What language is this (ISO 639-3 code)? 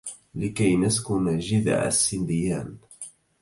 ara